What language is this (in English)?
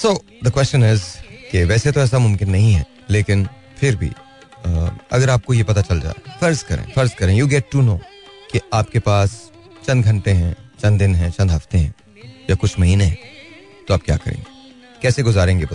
Hindi